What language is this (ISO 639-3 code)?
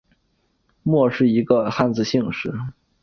zho